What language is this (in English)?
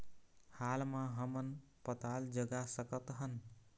Chhattisgarhi